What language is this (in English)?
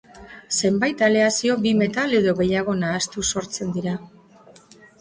Basque